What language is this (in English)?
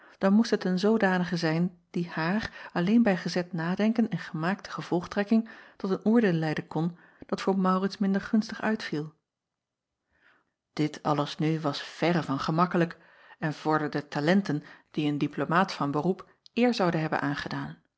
Dutch